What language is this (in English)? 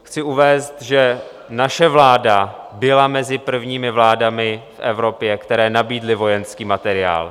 Czech